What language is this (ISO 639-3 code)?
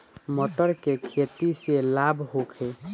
bho